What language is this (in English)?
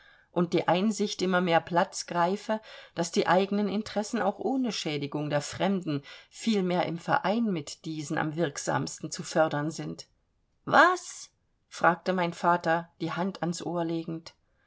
German